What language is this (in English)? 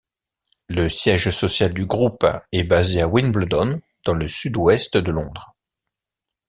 French